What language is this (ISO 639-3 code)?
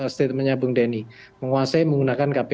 ind